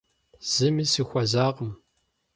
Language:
Kabardian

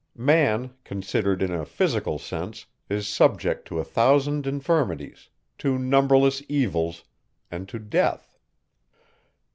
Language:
English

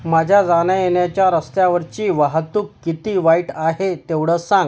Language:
Marathi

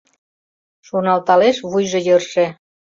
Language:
Mari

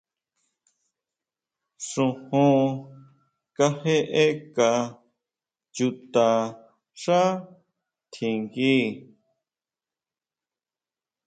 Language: Huautla Mazatec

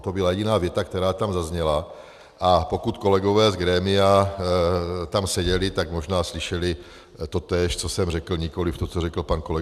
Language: Czech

